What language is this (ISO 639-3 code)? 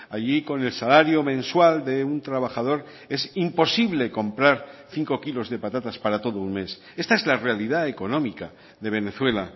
spa